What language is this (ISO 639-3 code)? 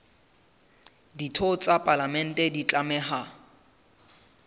sot